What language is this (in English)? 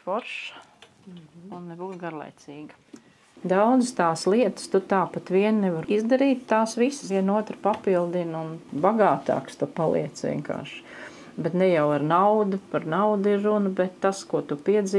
Latvian